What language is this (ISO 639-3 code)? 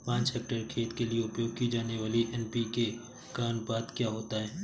hin